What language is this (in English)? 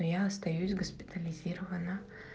Russian